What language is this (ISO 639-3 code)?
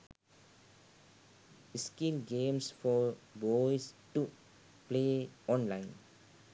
sin